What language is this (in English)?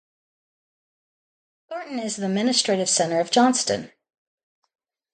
English